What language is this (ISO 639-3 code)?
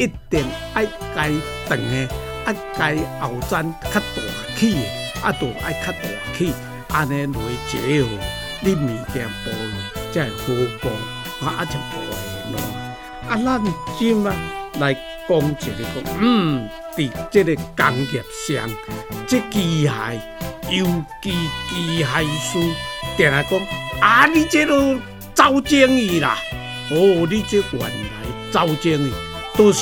zho